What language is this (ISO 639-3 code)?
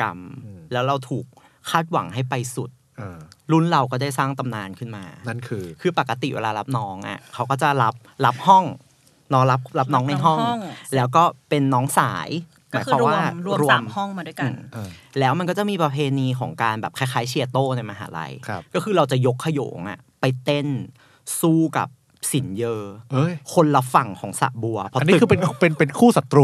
tha